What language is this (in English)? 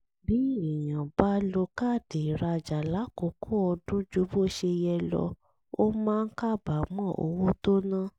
Yoruba